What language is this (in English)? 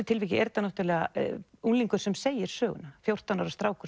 Icelandic